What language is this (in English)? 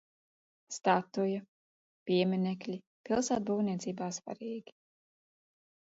Latvian